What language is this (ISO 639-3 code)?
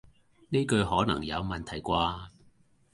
yue